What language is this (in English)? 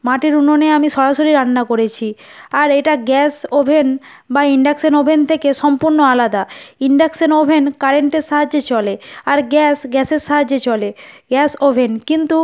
Bangla